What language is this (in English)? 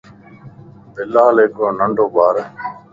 Lasi